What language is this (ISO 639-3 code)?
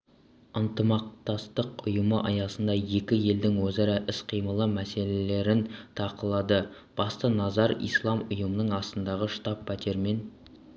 kaz